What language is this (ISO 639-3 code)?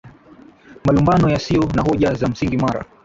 swa